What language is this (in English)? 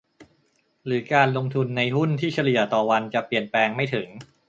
Thai